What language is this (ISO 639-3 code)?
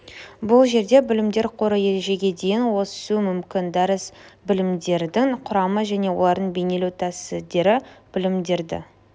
kaz